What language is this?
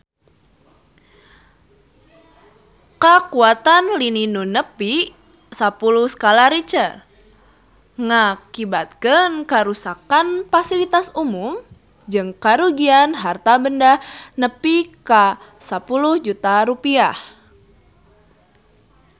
Sundanese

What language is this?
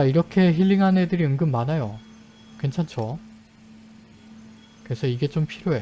Korean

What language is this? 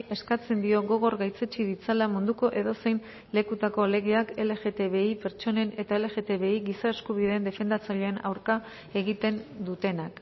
Basque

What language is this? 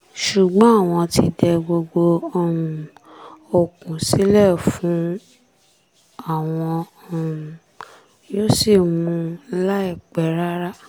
Yoruba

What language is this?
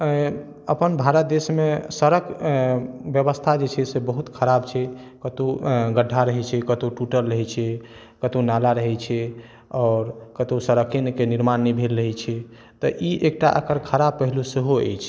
Maithili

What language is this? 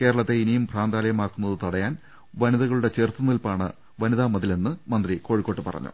Malayalam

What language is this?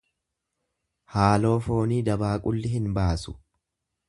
Oromo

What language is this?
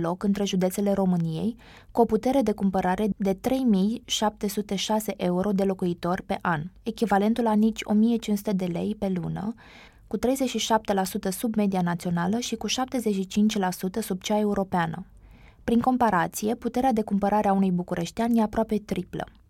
Romanian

